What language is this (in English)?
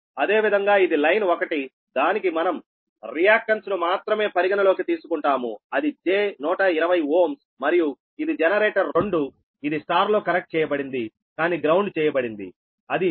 Telugu